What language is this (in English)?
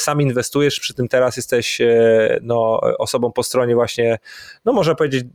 Polish